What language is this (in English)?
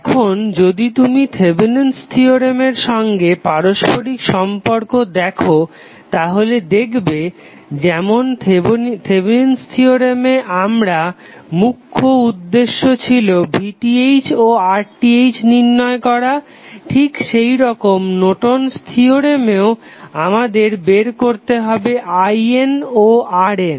Bangla